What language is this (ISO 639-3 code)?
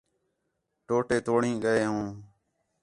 xhe